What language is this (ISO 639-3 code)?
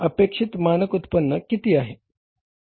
mar